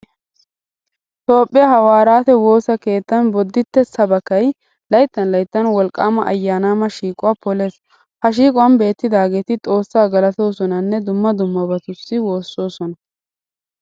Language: Wolaytta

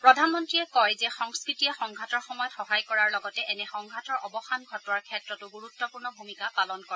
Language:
Assamese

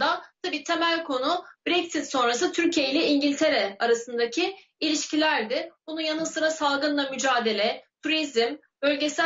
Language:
Turkish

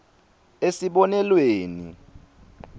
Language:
Swati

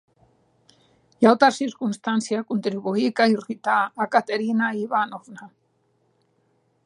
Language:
Occitan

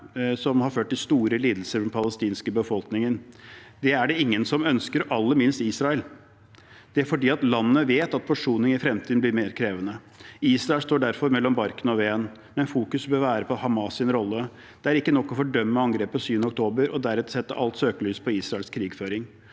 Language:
Norwegian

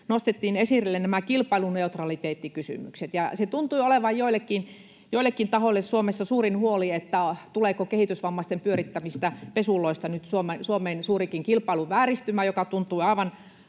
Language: Finnish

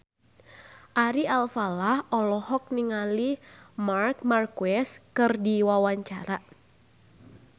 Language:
Sundanese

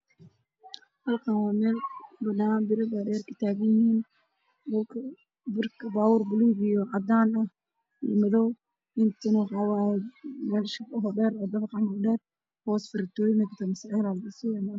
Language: Somali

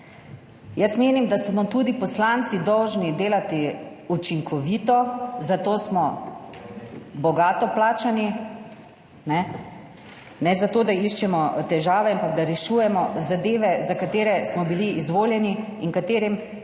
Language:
Slovenian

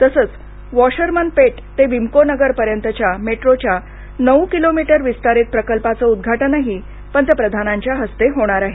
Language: Marathi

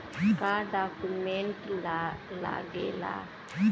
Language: Bhojpuri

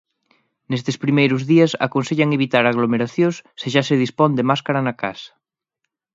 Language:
Galician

